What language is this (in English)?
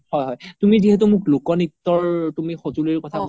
Assamese